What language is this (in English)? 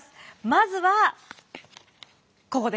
Japanese